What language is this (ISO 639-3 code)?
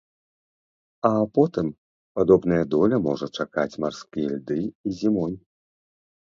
bel